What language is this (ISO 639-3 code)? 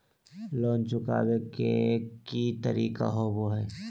mag